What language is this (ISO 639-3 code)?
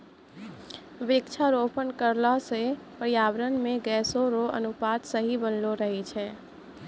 mai